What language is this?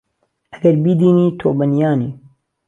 Central Kurdish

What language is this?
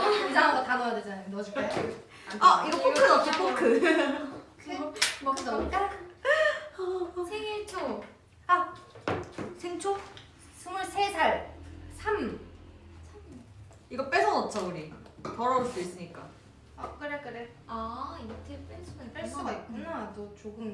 Korean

